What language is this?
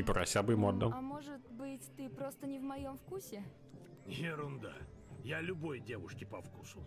Russian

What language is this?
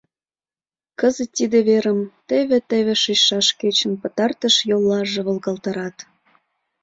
Mari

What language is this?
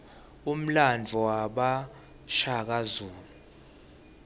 Swati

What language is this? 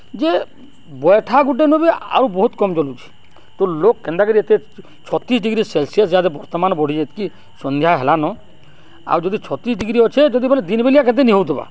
Odia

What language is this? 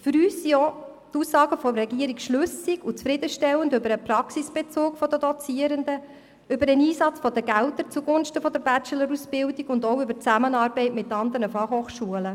Swiss German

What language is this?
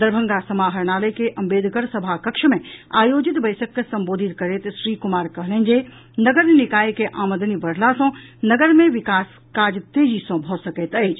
Maithili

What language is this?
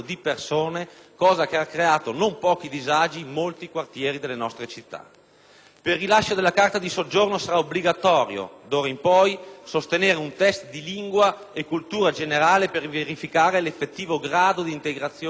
Italian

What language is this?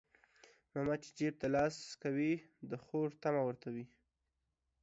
Pashto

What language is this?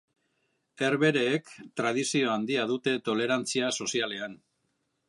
Basque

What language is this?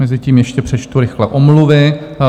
Czech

